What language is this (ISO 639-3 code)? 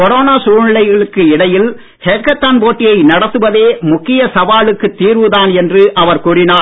tam